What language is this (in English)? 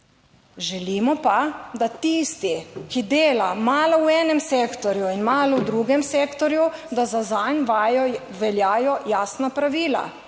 Slovenian